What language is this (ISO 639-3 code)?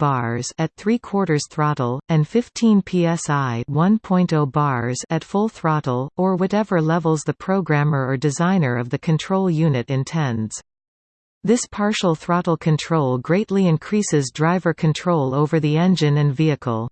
eng